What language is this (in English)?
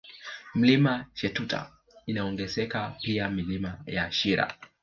Swahili